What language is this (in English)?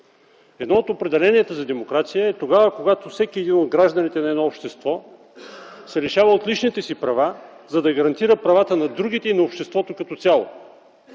Bulgarian